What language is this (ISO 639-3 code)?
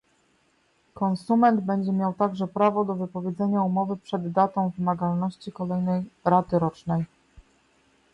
pol